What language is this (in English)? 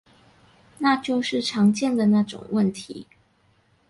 Chinese